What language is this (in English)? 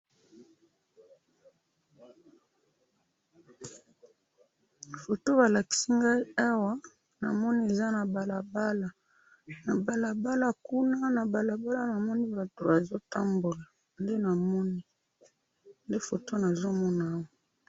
Lingala